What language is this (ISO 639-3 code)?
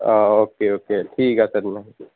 asm